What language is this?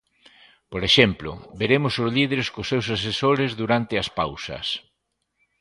Galician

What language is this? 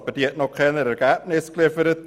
Swiss German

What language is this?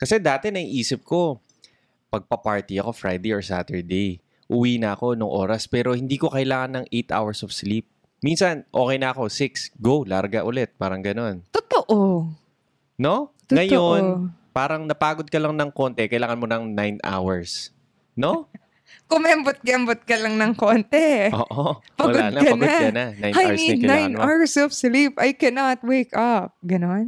Filipino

